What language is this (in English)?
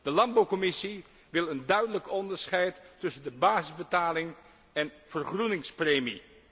Dutch